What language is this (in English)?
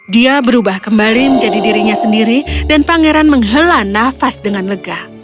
Indonesian